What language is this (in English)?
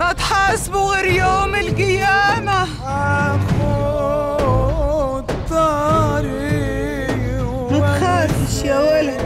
Arabic